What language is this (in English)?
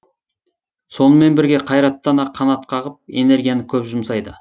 Kazakh